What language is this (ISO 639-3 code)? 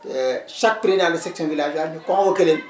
wol